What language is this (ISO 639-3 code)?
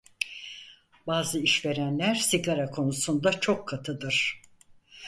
tur